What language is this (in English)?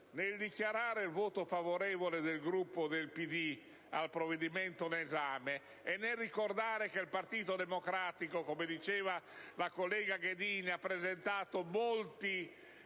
Italian